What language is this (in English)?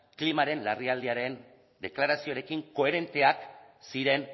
Basque